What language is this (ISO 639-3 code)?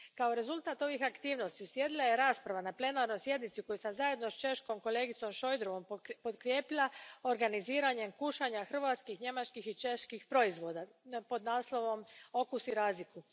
hrv